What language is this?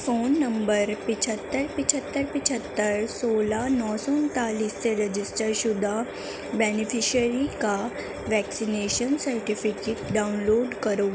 Urdu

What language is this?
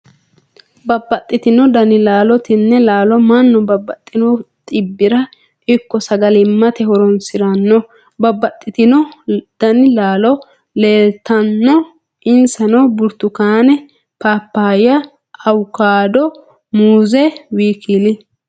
Sidamo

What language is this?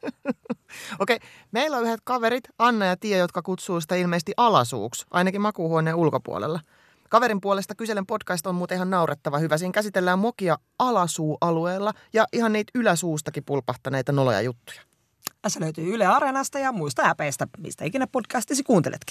Finnish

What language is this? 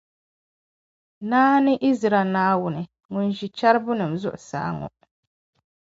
Dagbani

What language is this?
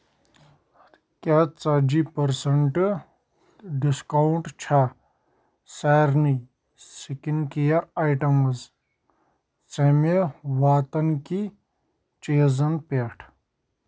Kashmiri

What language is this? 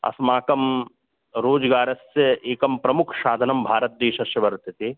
Sanskrit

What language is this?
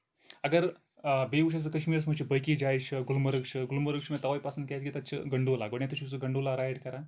Kashmiri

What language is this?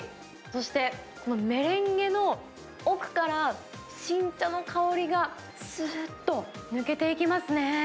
Japanese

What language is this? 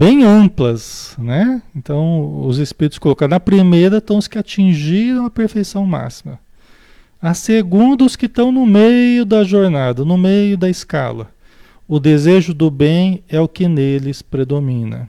Portuguese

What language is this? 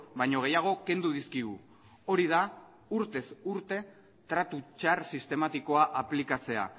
Basque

